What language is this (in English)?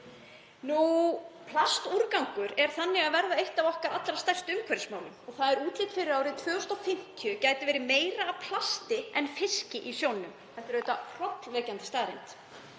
Icelandic